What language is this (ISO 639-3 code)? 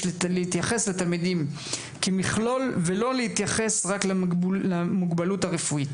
heb